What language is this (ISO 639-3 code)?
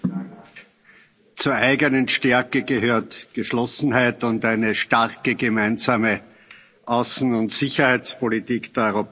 deu